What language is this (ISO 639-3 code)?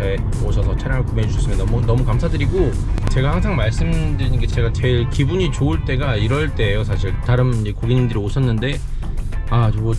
kor